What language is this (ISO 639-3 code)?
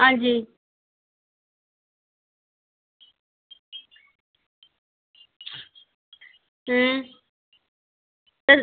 doi